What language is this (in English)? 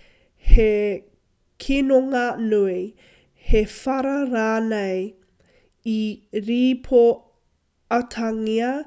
Māori